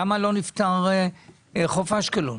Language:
Hebrew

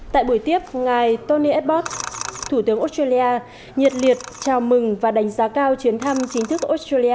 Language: Vietnamese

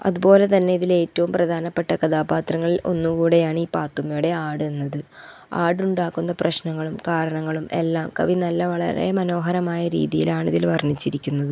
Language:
Malayalam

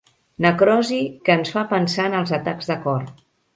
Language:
Catalan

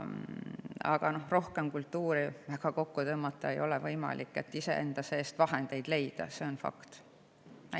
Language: Estonian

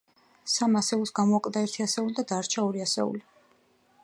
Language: Georgian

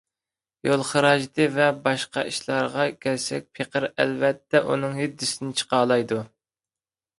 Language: Uyghur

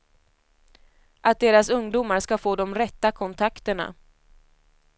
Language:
Swedish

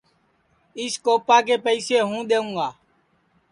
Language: Sansi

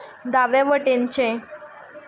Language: Konkani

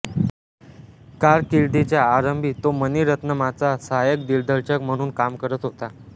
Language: Marathi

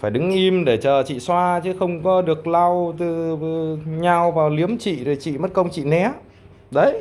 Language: Vietnamese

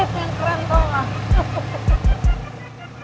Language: Indonesian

